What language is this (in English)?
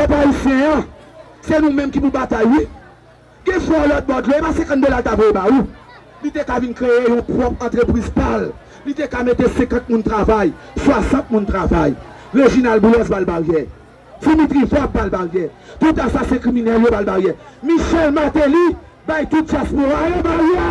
French